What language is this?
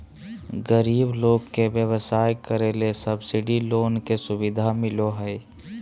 Magahi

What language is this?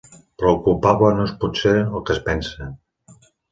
Catalan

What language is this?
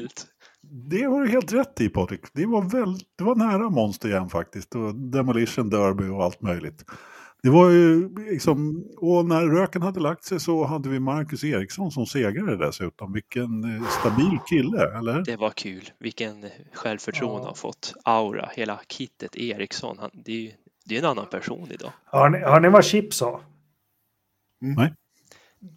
Swedish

